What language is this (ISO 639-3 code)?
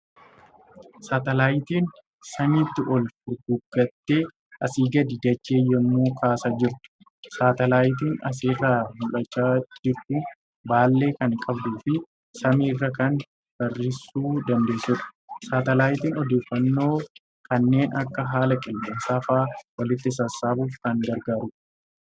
orm